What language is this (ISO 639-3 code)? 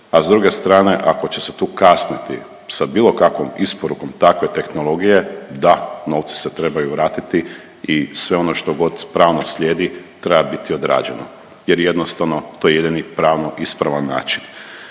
hrv